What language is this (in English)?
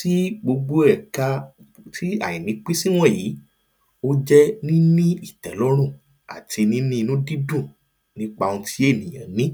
Yoruba